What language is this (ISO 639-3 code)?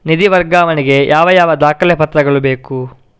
kan